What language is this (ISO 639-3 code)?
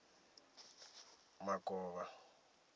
ven